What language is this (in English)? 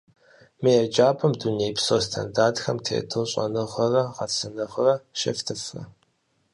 Kabardian